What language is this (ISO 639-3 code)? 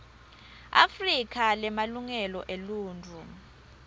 ssw